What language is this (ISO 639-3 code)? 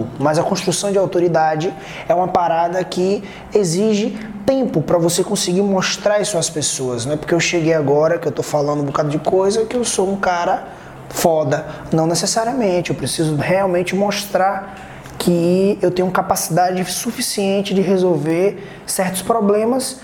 por